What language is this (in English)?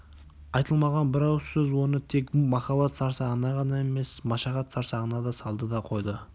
Kazakh